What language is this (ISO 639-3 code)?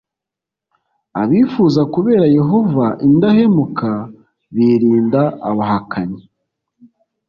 kin